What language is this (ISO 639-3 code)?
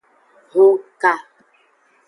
ajg